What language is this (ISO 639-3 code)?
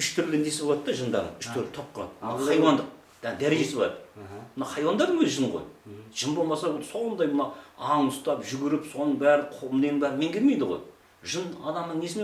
tur